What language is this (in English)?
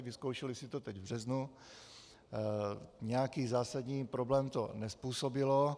Czech